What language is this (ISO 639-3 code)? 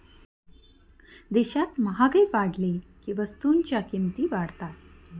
mar